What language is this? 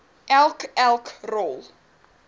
Afrikaans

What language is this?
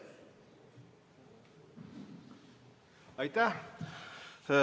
Estonian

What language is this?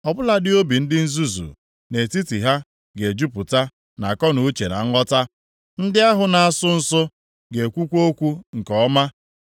Igbo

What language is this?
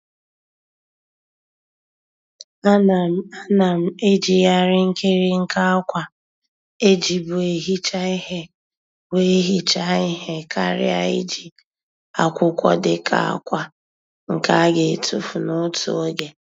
Igbo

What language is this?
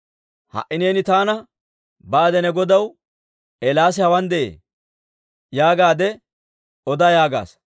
Dawro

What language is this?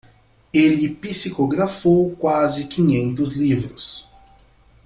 Portuguese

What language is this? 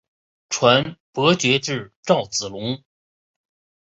Chinese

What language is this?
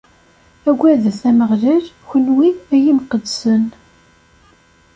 Kabyle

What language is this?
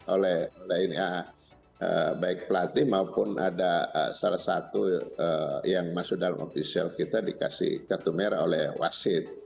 Indonesian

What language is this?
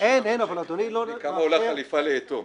Hebrew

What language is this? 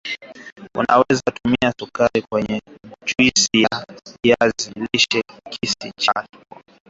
Swahili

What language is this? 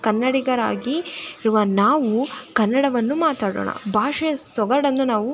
Kannada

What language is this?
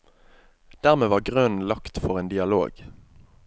Norwegian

